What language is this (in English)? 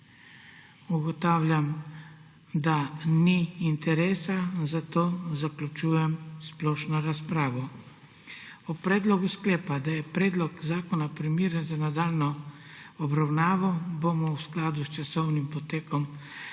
Slovenian